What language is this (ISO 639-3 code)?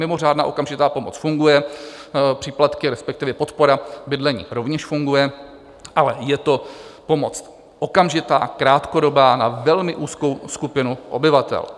ces